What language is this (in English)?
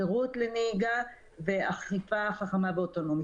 Hebrew